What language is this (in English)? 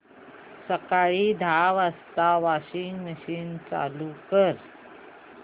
Marathi